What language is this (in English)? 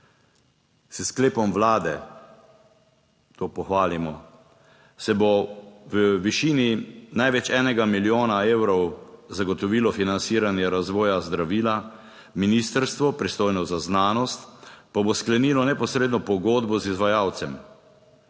Slovenian